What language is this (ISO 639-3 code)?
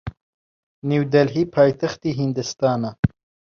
ckb